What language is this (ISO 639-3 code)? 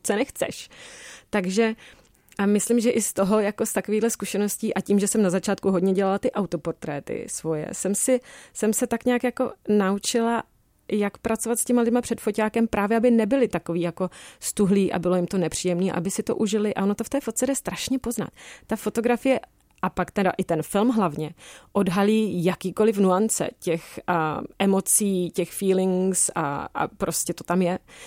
ces